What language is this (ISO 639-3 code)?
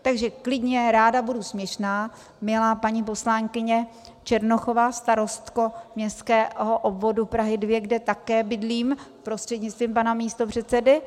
ces